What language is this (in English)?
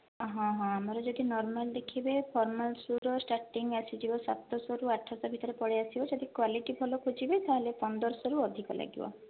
Odia